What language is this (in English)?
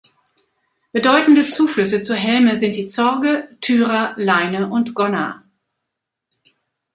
German